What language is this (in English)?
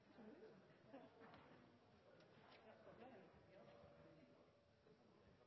Norwegian Nynorsk